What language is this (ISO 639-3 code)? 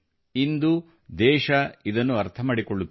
kan